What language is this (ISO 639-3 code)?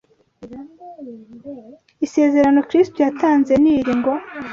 kin